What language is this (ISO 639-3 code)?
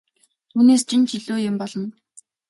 mon